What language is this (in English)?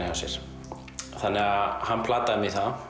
Icelandic